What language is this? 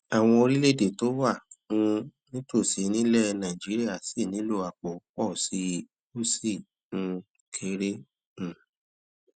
Yoruba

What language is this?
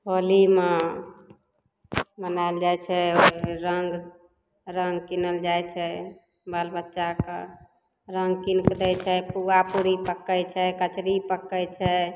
Maithili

